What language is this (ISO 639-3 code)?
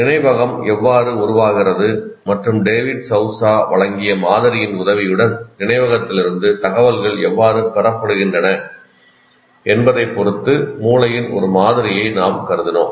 tam